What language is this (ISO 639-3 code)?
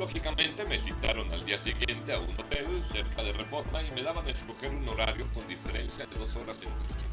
spa